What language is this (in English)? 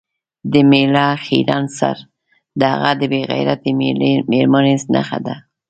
Pashto